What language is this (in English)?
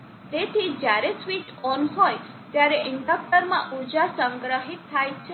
Gujarati